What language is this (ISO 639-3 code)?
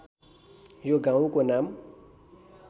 nep